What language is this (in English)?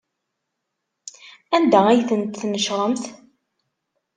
Kabyle